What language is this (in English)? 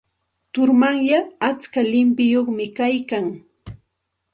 Santa Ana de Tusi Pasco Quechua